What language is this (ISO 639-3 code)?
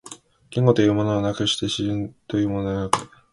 jpn